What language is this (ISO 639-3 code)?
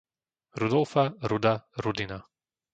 slk